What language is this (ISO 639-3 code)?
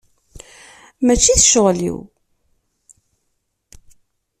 kab